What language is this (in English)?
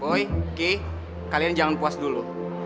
Indonesian